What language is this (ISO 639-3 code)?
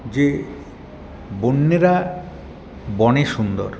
ben